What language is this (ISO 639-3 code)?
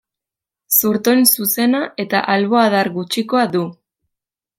eus